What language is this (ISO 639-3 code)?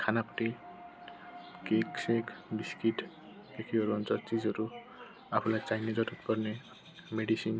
nep